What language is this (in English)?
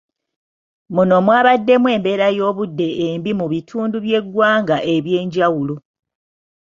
Ganda